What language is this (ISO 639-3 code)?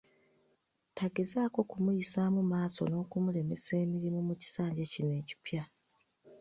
lug